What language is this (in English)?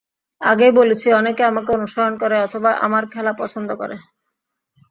Bangla